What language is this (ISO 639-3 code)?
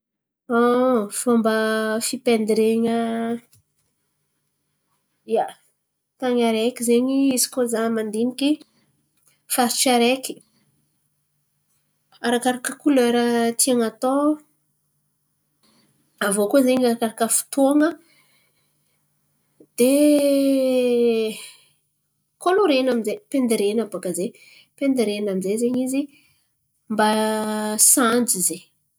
xmv